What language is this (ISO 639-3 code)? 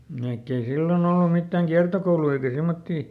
fin